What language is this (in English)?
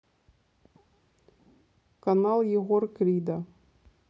Russian